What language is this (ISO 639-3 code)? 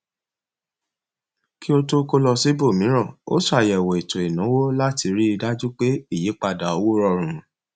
yor